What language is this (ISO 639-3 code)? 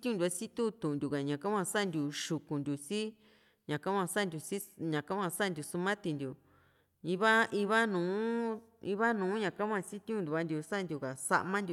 vmc